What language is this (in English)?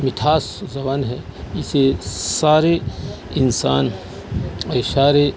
Urdu